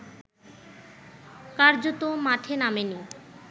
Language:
Bangla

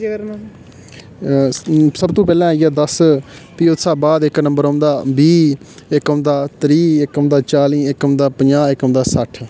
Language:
Dogri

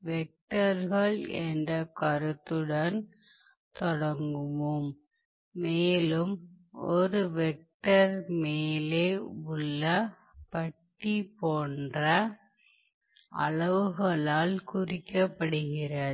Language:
Tamil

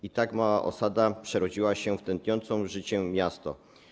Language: Polish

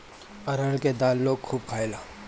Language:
Bhojpuri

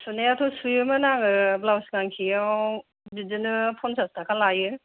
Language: Bodo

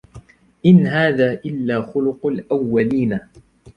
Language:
Arabic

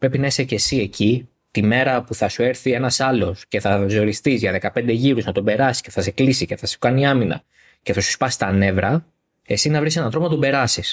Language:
Greek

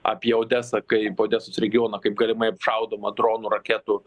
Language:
Lithuanian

